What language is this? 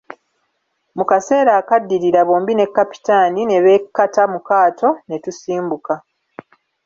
Ganda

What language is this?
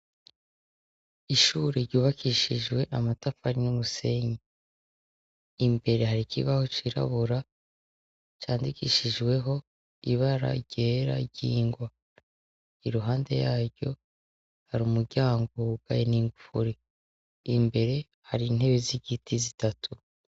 Rundi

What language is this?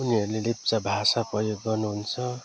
Nepali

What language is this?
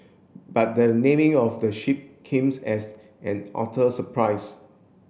English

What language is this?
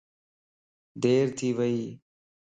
Lasi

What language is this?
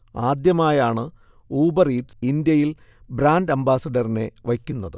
Malayalam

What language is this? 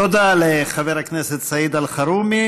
Hebrew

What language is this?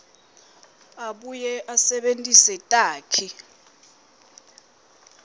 Swati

